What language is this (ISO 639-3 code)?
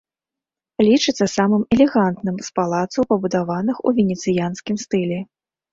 bel